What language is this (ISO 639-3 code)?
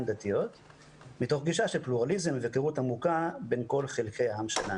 heb